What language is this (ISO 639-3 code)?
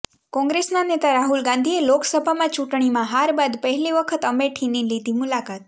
guj